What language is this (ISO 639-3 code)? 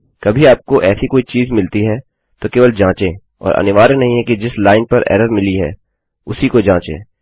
hin